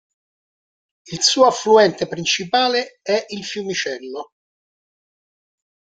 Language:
Italian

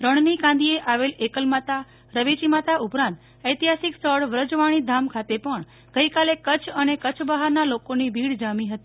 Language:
Gujarati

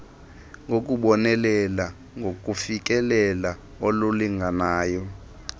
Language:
Xhosa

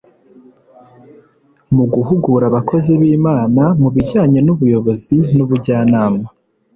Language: Kinyarwanda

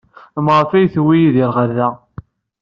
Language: Kabyle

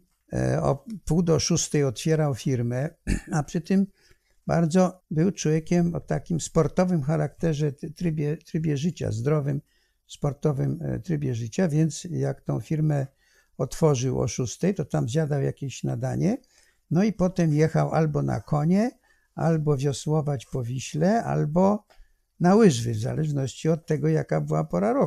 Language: Polish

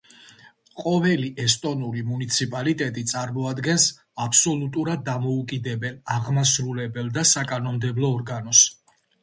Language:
Georgian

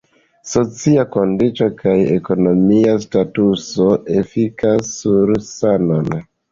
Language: Esperanto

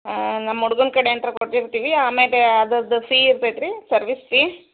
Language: Kannada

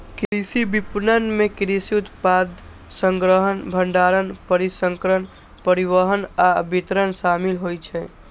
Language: Maithili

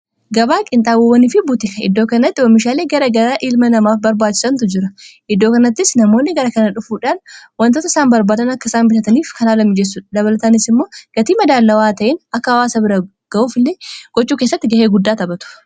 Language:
Oromo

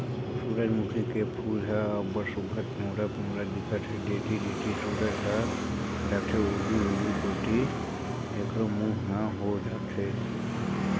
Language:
Chhattisgarhi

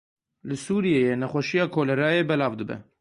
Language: Kurdish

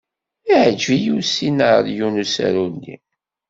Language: Kabyle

